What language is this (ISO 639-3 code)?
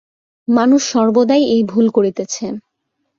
ben